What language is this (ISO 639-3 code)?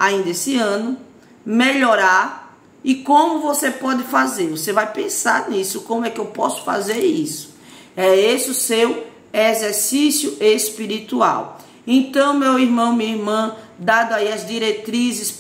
por